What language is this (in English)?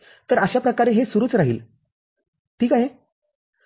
Marathi